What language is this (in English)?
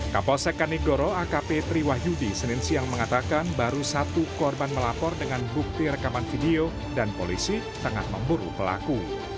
Indonesian